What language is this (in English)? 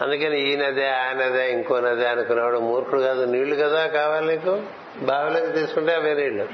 Telugu